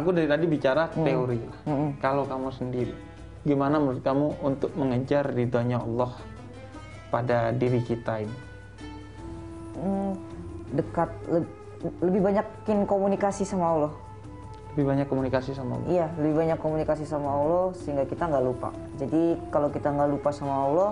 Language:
Indonesian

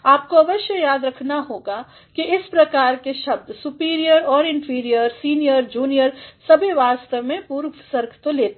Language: Hindi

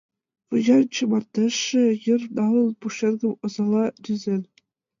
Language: Mari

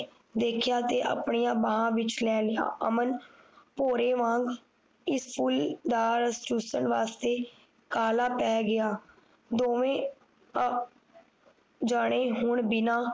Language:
Punjabi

